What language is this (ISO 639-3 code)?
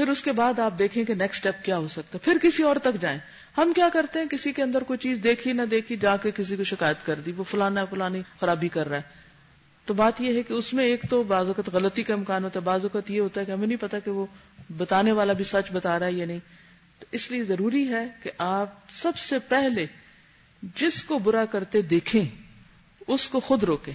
urd